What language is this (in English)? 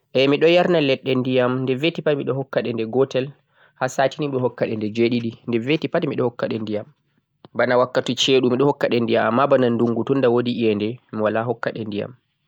Central-Eastern Niger Fulfulde